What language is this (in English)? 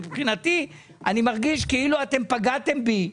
Hebrew